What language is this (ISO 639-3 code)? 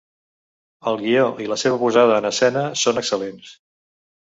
cat